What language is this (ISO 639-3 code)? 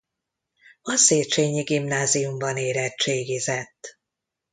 hun